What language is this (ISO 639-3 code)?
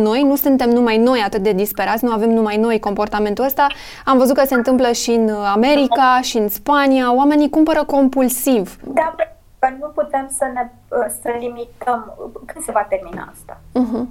ron